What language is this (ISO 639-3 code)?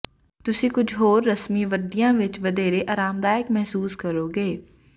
pan